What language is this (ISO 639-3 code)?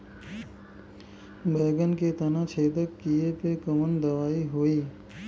bho